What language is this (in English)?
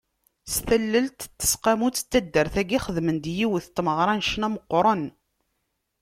Kabyle